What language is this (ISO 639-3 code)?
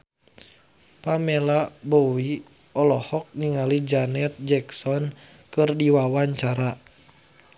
sun